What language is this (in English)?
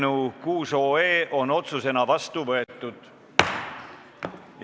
Estonian